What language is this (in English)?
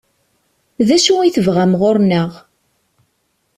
Kabyle